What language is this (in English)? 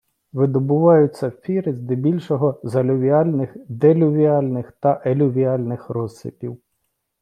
Ukrainian